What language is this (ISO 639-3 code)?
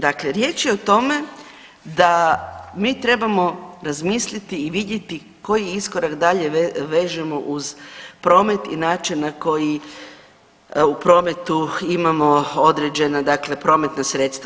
hrv